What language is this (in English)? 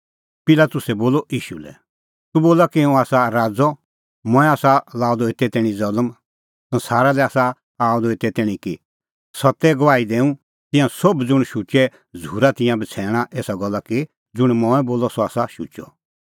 Kullu Pahari